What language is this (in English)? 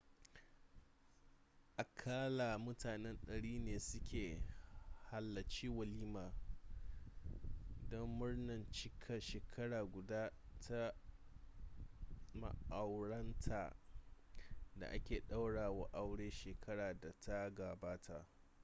Hausa